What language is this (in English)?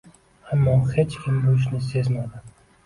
Uzbek